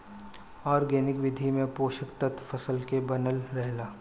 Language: Bhojpuri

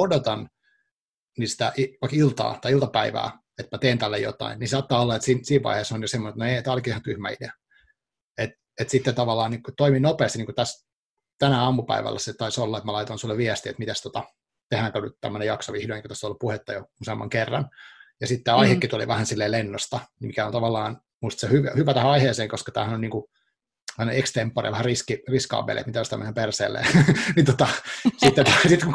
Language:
Finnish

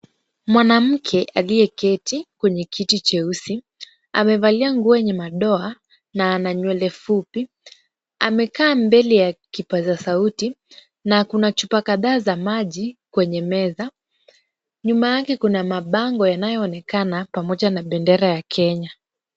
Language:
Swahili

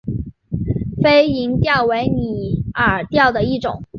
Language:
Chinese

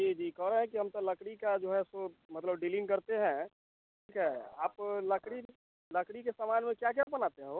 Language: Hindi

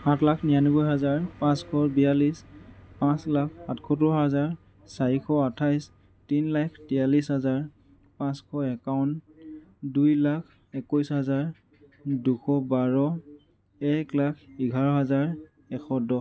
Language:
Assamese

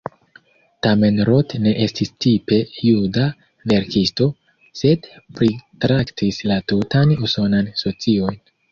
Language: Esperanto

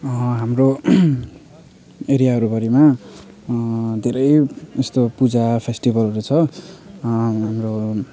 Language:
Nepali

